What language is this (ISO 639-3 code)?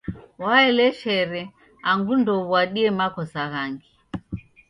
dav